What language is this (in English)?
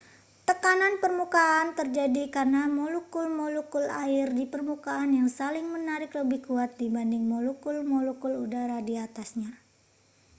Indonesian